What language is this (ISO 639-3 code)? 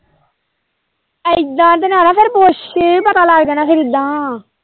pan